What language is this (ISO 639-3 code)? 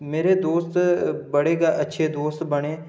doi